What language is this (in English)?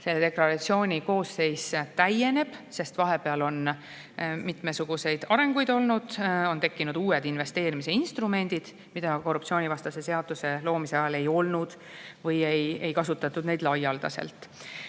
Estonian